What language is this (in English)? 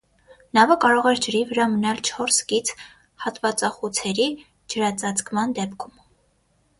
Armenian